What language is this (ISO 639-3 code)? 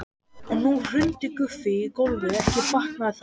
isl